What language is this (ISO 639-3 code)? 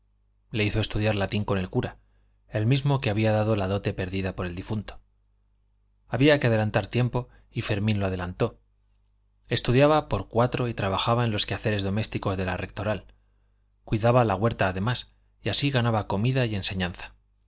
spa